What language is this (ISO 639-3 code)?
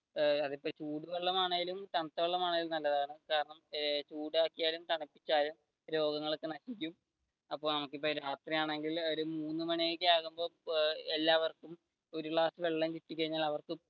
mal